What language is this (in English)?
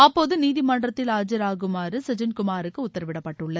Tamil